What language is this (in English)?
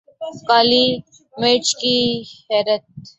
Urdu